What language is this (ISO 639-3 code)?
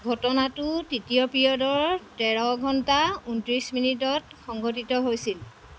asm